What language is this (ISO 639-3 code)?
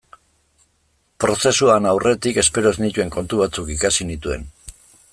eus